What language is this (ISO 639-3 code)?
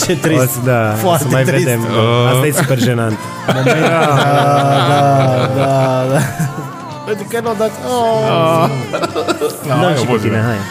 ron